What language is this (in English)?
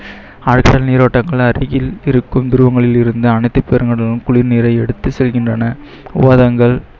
Tamil